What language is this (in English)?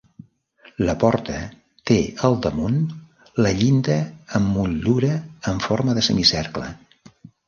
Catalan